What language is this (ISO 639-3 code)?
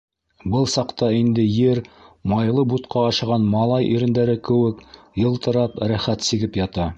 bak